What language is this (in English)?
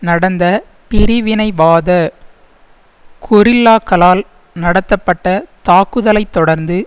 Tamil